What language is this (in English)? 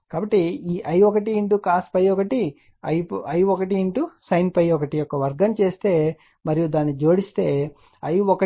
Telugu